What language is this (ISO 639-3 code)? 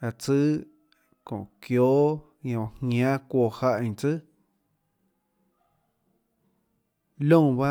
ctl